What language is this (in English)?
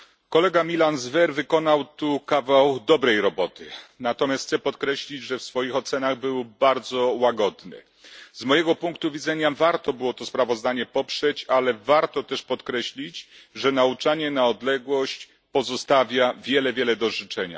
Polish